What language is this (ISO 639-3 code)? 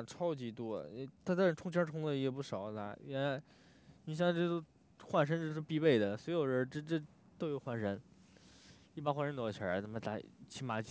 zho